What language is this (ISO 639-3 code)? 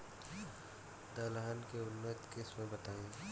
bho